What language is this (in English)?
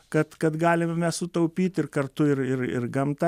Lithuanian